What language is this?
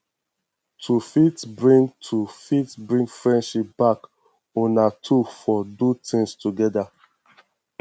Nigerian Pidgin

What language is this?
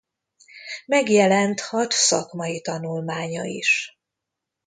Hungarian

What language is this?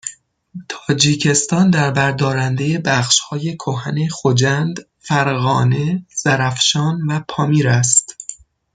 Persian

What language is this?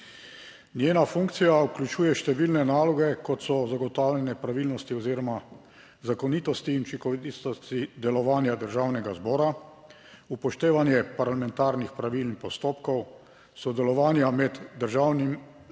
Slovenian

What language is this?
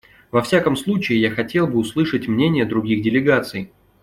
Russian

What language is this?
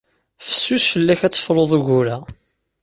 Kabyle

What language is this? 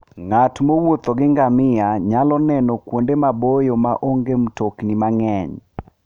Luo (Kenya and Tanzania)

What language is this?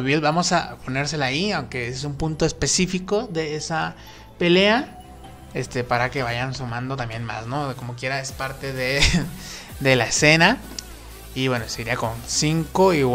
Spanish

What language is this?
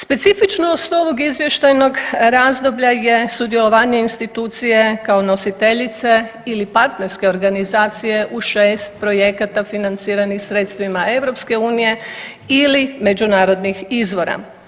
Croatian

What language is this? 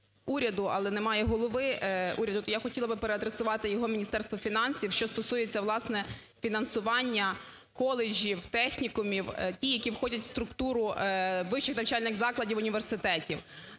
Ukrainian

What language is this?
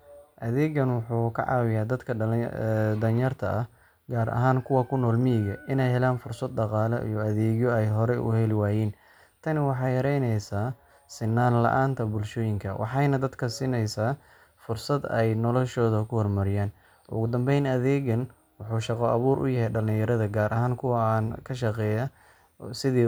Somali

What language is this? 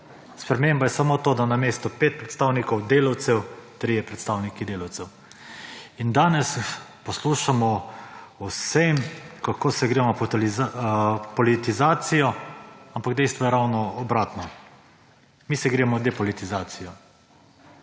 Slovenian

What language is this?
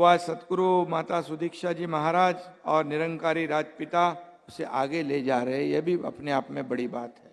Hindi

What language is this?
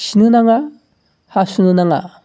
Bodo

